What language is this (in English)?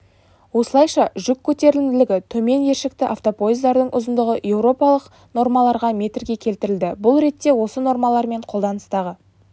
Kazakh